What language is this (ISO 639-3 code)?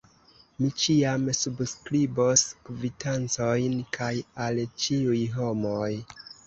epo